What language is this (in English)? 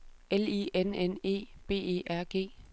Danish